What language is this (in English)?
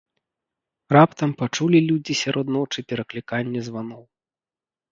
Belarusian